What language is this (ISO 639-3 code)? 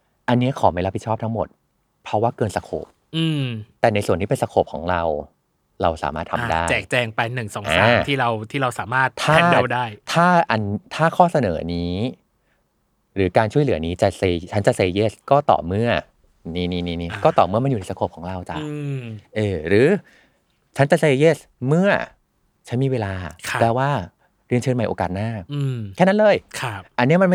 tha